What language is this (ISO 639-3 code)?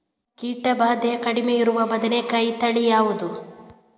kan